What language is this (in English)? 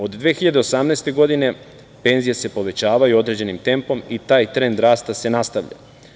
Serbian